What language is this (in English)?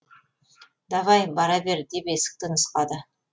Kazakh